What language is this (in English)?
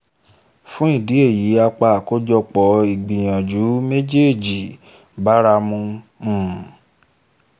Yoruba